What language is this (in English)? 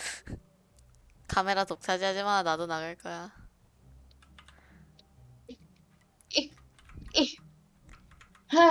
Korean